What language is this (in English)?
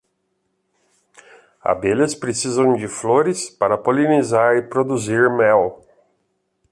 Portuguese